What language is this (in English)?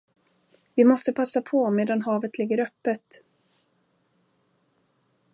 Swedish